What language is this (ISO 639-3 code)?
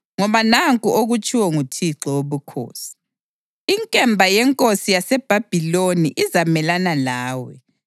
nde